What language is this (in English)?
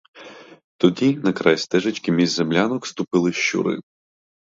Ukrainian